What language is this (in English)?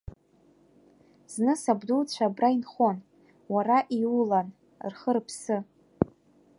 Abkhazian